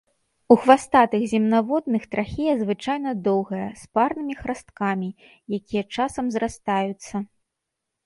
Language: Belarusian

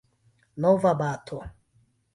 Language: Esperanto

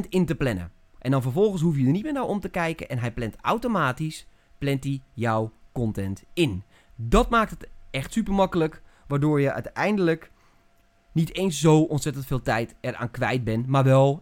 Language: Dutch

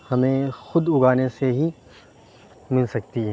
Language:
Urdu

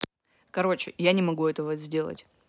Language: Russian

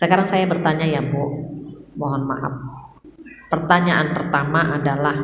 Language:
Indonesian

